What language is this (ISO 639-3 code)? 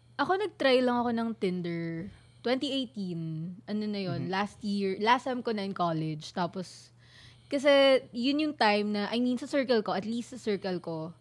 fil